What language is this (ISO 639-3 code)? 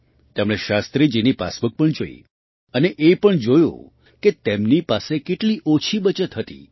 guj